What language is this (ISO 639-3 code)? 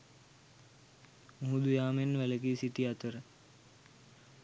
sin